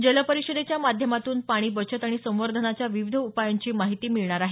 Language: Marathi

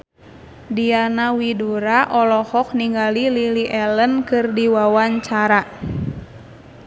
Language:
Sundanese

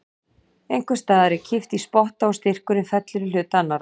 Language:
Icelandic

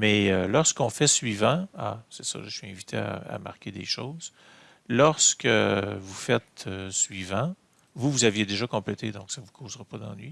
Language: French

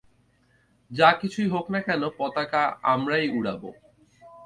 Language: Bangla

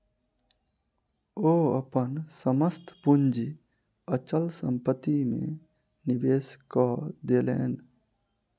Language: Maithili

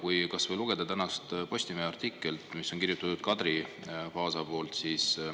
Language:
Estonian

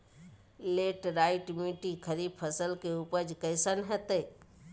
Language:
Magahi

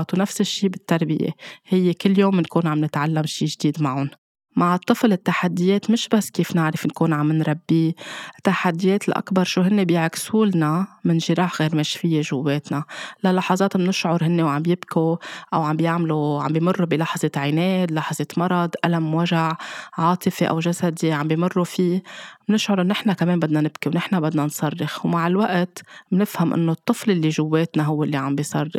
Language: Arabic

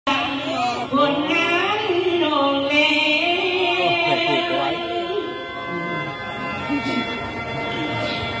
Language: Thai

